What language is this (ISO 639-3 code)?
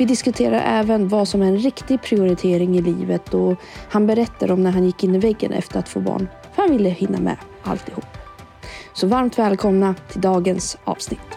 swe